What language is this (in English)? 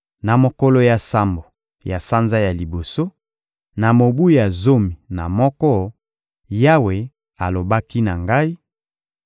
Lingala